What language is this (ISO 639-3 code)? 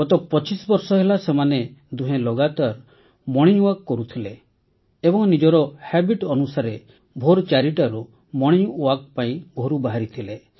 ori